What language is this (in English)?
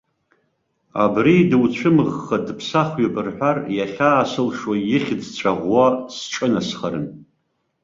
Abkhazian